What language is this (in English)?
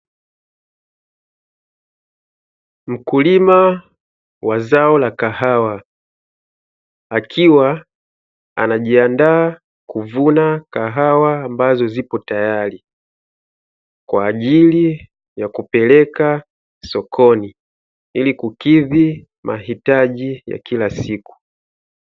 Swahili